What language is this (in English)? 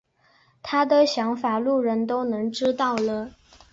Chinese